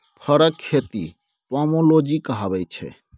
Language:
Maithili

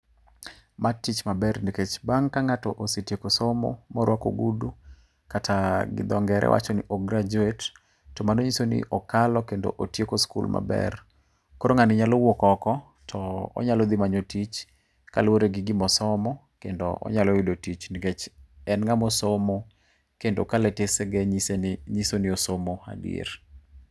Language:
Luo (Kenya and Tanzania)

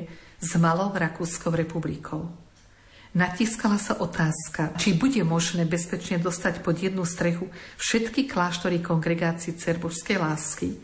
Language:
Slovak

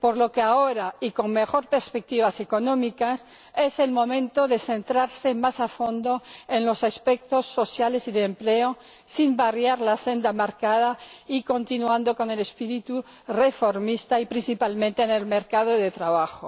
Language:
Spanish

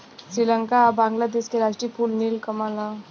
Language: Bhojpuri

